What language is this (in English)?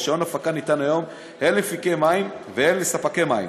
Hebrew